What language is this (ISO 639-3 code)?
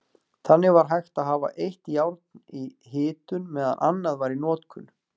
isl